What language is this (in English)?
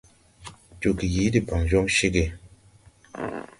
Tupuri